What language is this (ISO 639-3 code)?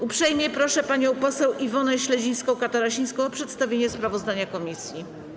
pol